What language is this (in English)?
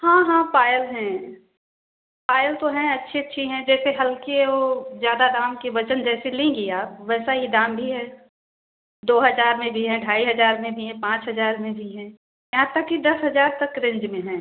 Hindi